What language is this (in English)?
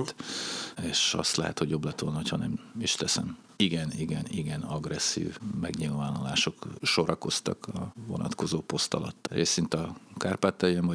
Hungarian